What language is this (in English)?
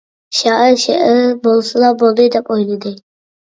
Uyghur